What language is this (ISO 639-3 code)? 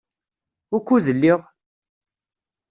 kab